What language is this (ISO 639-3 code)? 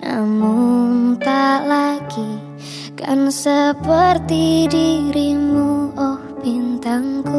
ind